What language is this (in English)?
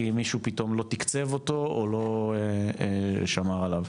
Hebrew